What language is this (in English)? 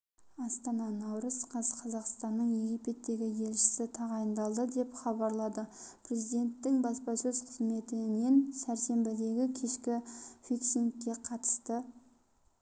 Kazakh